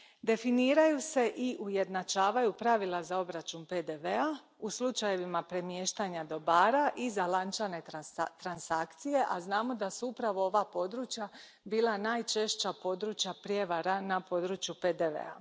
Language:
Croatian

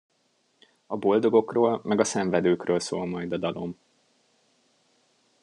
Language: Hungarian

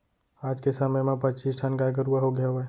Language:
Chhattisgarhi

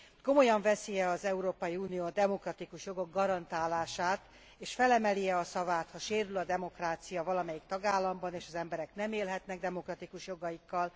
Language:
Hungarian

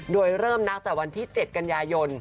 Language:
Thai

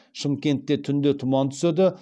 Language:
Kazakh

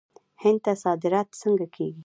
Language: Pashto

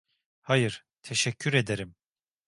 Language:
Turkish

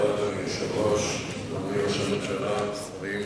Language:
Hebrew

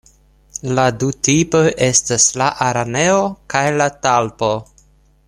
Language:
Esperanto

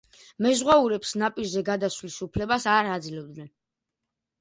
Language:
Georgian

